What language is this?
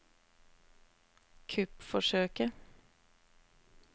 Norwegian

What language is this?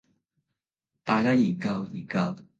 Cantonese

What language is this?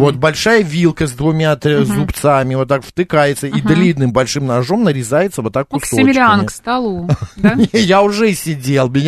Russian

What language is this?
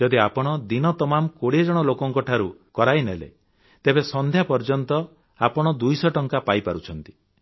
Odia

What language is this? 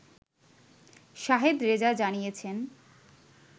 Bangla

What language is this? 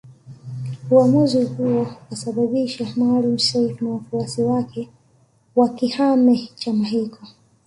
Swahili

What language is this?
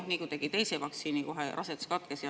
Estonian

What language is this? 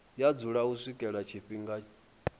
Venda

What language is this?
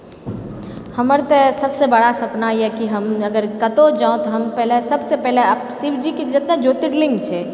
Maithili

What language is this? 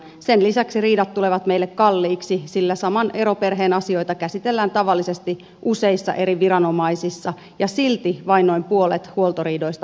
Finnish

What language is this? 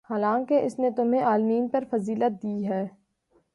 Urdu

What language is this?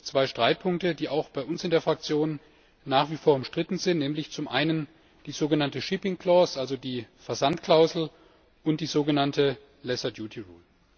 German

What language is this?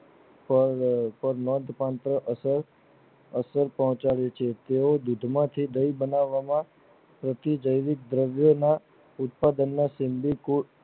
Gujarati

